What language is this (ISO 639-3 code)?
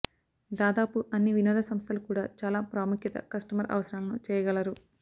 tel